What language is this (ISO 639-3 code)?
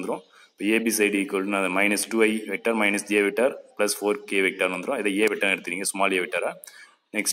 tam